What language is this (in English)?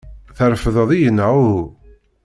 Kabyle